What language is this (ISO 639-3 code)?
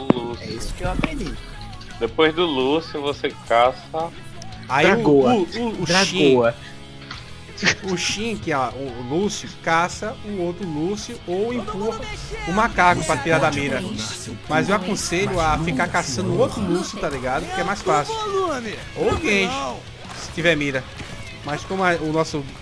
por